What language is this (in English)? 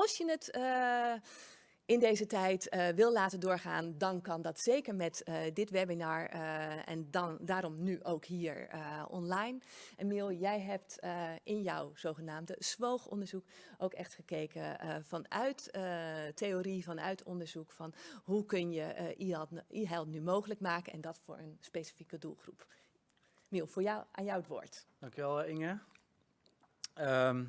Dutch